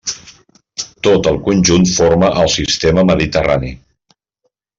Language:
Catalan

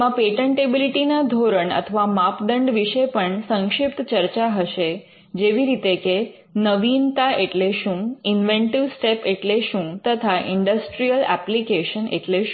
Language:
Gujarati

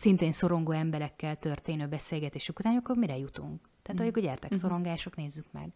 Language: Hungarian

